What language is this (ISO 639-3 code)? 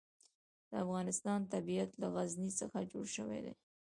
pus